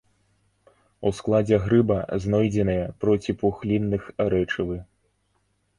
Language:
Belarusian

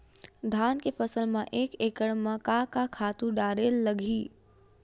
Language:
Chhattisgarhi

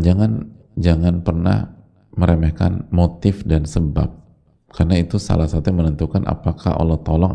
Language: Indonesian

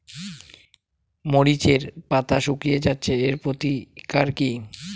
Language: Bangla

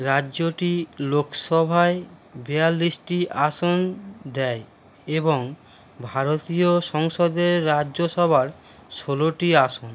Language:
Bangla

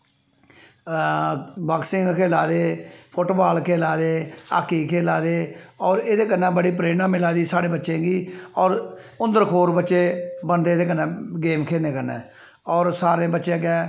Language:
Dogri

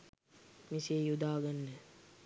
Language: Sinhala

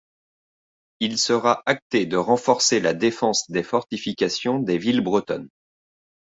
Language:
French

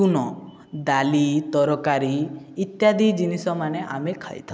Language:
Odia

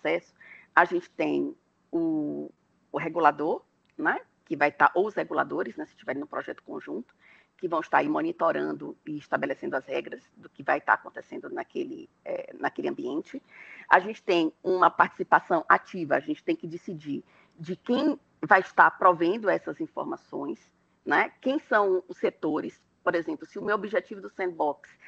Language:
Portuguese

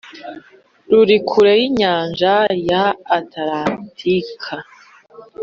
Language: Kinyarwanda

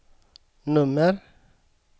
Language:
Swedish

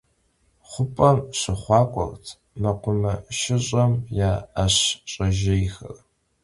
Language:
Kabardian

